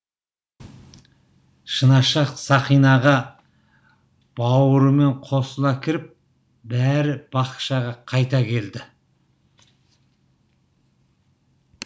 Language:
Kazakh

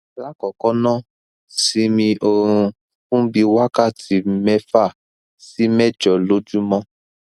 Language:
Yoruba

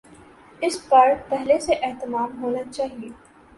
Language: Urdu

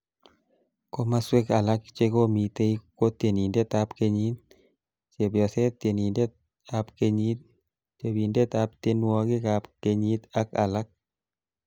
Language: Kalenjin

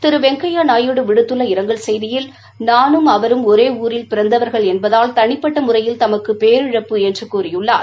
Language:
Tamil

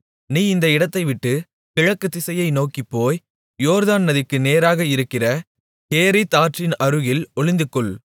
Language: Tamil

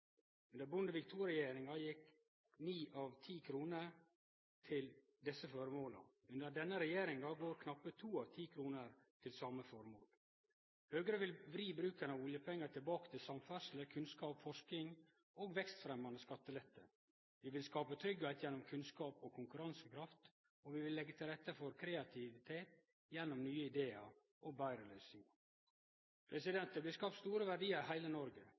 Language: Norwegian Nynorsk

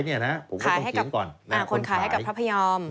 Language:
Thai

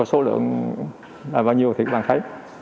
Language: Vietnamese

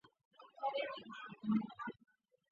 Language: Chinese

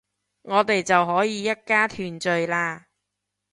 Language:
Cantonese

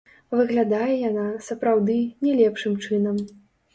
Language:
Belarusian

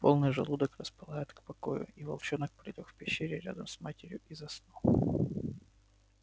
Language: Russian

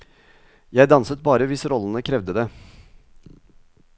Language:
Norwegian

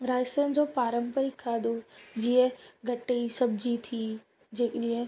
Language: Sindhi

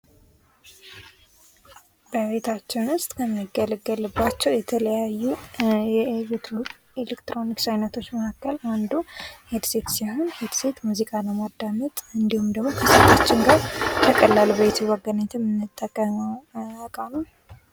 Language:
Amharic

